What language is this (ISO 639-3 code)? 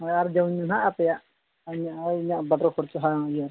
sat